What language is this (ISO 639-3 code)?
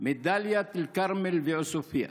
heb